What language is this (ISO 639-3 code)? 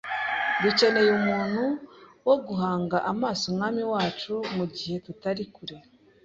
kin